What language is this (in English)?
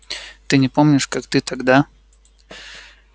Russian